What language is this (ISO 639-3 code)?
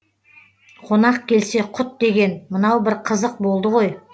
kaz